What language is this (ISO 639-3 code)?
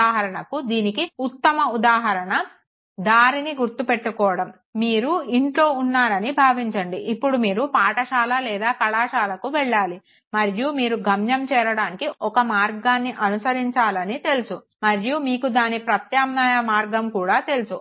tel